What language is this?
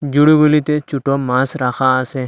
Bangla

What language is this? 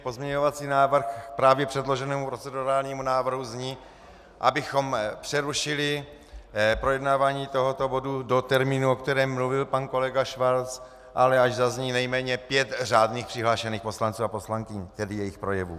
Czech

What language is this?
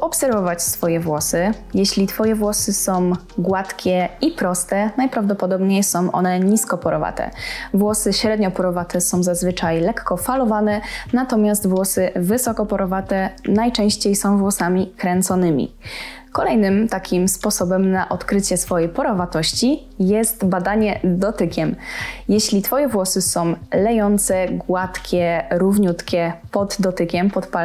Polish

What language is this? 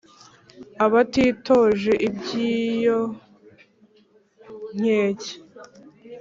Kinyarwanda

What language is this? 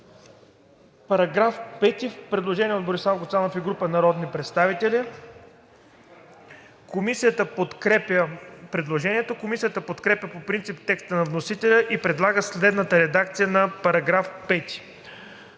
Bulgarian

